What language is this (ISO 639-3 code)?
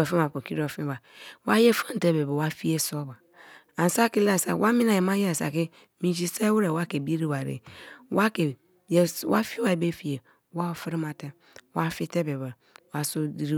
ijn